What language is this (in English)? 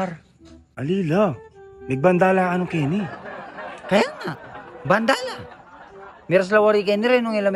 Indonesian